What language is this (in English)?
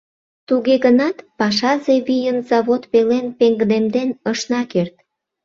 Mari